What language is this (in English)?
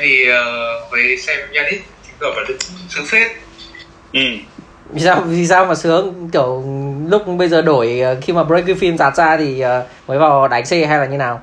Vietnamese